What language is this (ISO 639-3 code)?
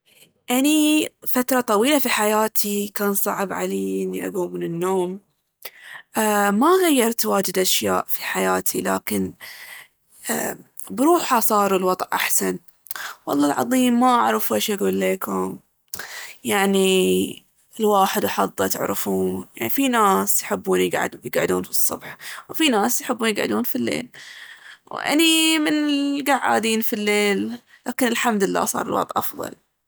abv